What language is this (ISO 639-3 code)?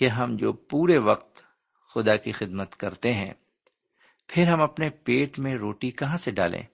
urd